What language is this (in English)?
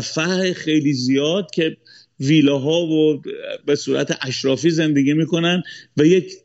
Persian